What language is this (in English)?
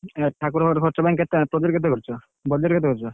Odia